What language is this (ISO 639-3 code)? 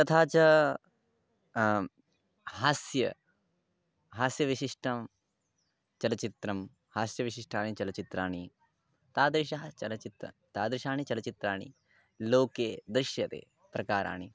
san